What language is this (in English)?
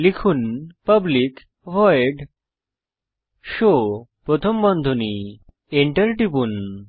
Bangla